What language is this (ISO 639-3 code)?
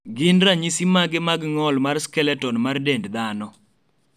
luo